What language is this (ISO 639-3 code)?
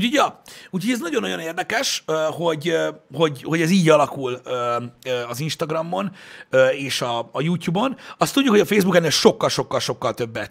hun